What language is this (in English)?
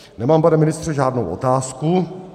Czech